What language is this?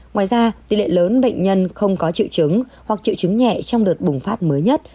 Vietnamese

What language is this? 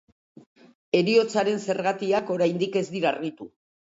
Basque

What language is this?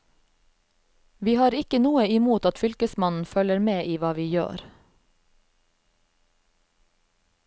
Norwegian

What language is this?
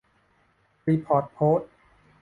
Thai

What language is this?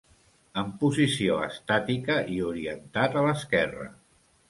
Catalan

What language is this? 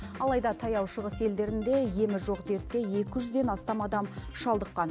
Kazakh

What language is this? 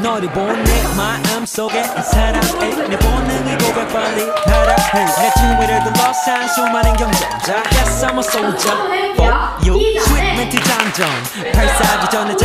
Korean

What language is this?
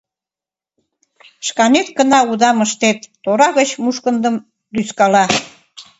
Mari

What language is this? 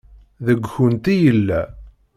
Kabyle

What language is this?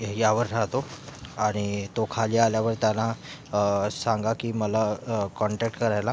Marathi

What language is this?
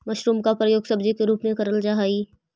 Magahi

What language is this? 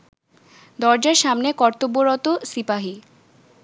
Bangla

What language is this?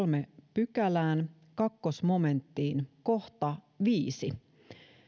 Finnish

